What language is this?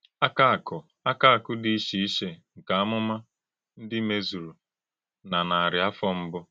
Igbo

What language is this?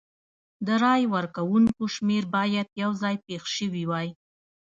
Pashto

